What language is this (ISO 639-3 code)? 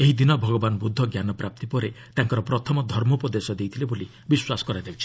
ori